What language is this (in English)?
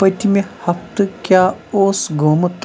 Kashmiri